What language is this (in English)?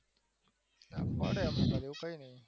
Gujarati